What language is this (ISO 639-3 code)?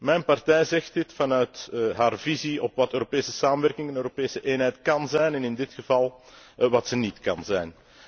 nld